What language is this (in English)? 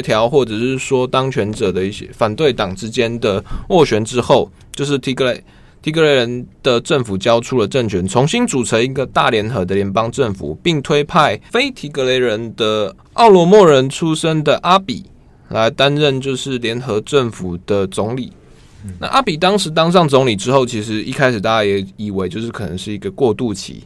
Chinese